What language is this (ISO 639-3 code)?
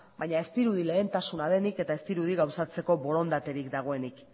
eus